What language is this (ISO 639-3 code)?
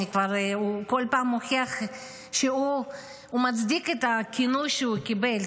heb